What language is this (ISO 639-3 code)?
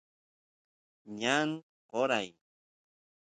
qus